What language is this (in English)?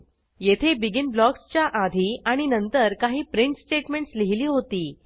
Marathi